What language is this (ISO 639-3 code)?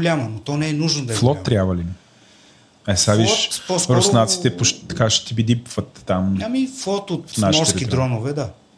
bul